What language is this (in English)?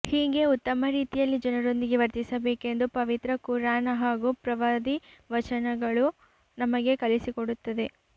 Kannada